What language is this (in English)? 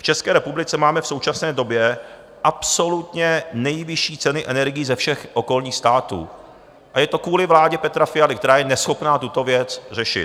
Czech